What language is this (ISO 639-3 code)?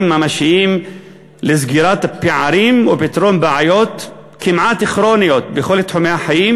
heb